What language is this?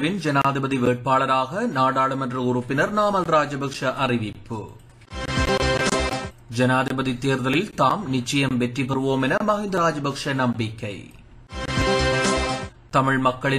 Tamil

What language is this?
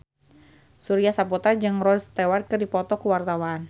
Sundanese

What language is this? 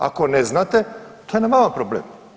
Croatian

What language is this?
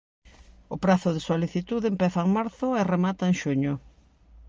Galician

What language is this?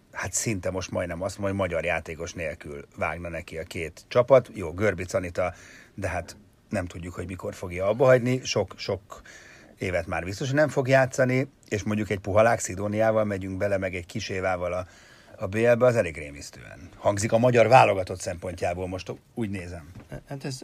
Hungarian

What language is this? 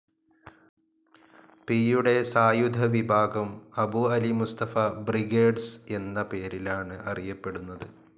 Malayalam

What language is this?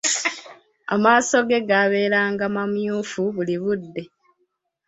Ganda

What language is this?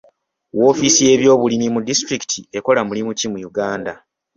Ganda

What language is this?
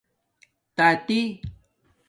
Domaaki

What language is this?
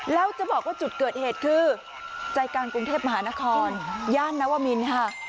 Thai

